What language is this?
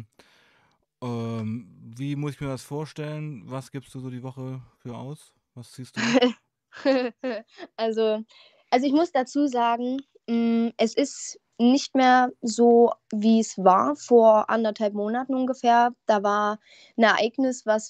German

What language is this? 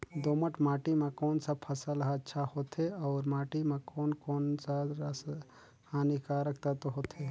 Chhattisgarhi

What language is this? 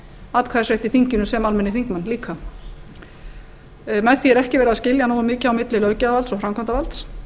Icelandic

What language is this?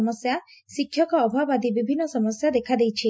Odia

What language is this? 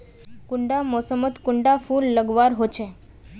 Magahi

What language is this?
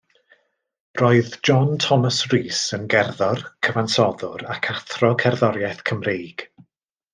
Welsh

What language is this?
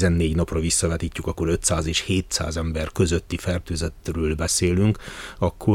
Hungarian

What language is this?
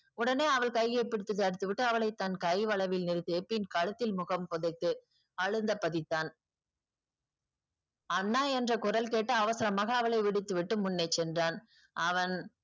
Tamil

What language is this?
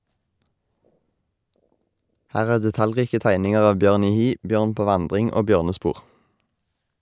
Norwegian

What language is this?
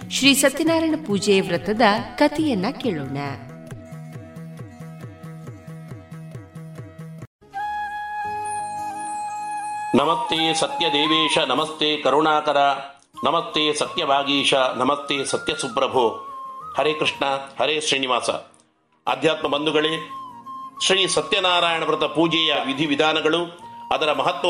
Kannada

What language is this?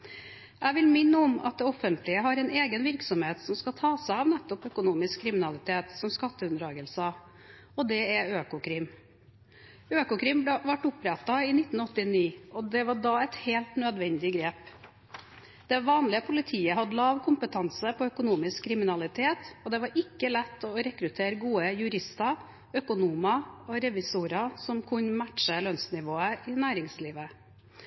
Norwegian Bokmål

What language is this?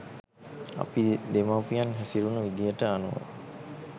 Sinhala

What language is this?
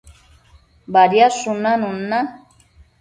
Matsés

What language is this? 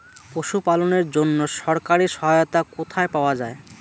Bangla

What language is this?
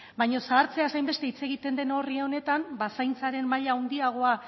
Basque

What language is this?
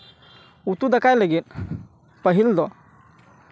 Santali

